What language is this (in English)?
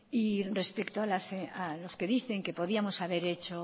Spanish